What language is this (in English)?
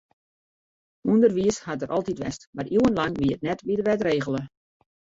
Western Frisian